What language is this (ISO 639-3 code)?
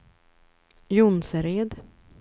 swe